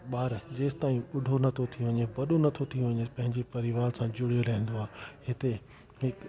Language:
Sindhi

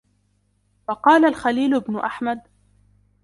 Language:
Arabic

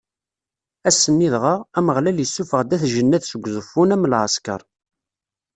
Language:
Kabyle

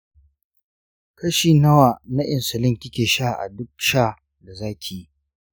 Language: Hausa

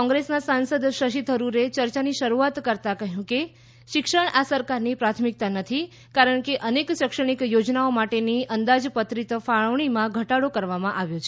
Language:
Gujarati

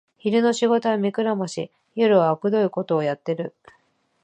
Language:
Japanese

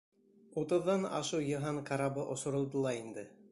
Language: Bashkir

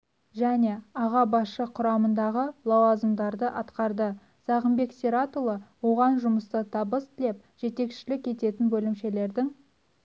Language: Kazakh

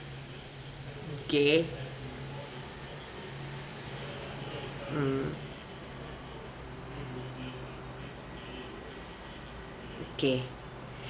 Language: English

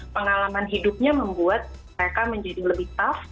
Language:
Indonesian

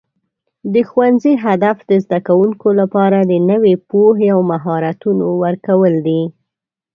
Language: Pashto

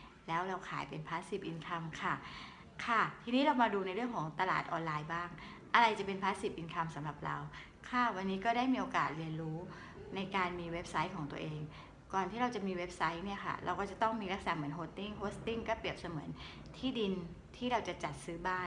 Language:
Thai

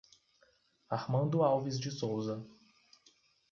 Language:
Portuguese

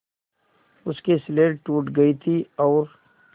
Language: Hindi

